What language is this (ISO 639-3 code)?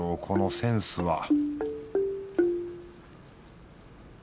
jpn